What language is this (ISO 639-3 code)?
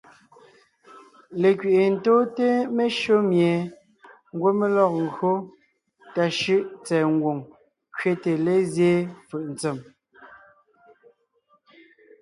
nnh